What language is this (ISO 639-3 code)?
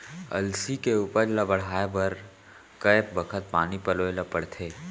hne